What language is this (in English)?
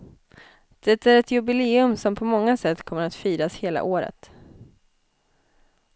Swedish